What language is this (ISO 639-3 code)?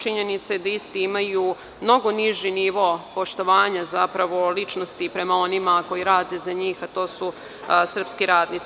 srp